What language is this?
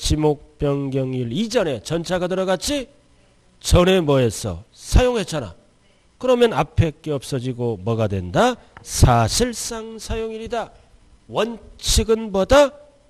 Korean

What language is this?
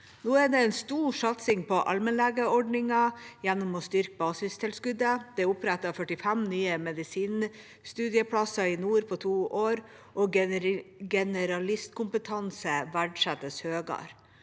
Norwegian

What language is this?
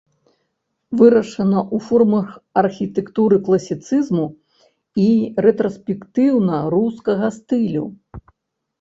Belarusian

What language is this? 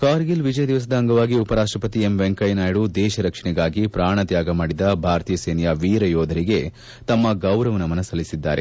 Kannada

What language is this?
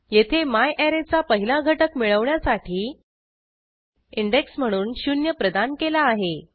Marathi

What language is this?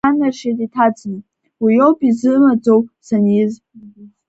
Abkhazian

